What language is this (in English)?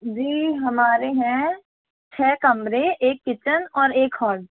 Hindi